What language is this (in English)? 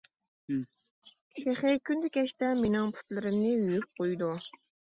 Uyghur